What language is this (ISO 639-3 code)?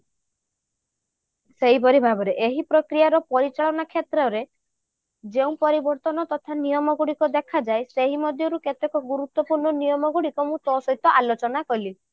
ori